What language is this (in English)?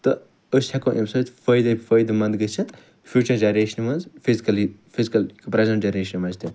Kashmiri